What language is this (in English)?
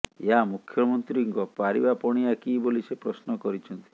Odia